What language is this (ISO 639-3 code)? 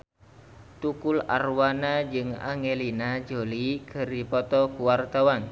sun